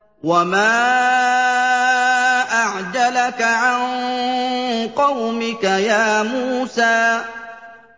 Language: Arabic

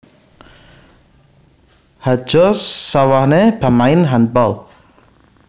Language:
Javanese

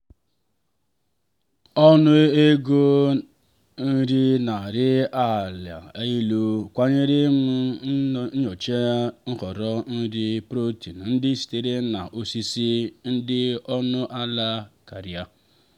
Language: Igbo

